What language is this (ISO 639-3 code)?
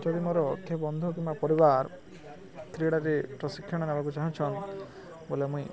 ori